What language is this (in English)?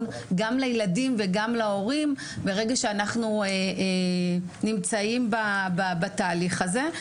Hebrew